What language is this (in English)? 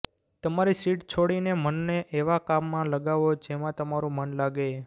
Gujarati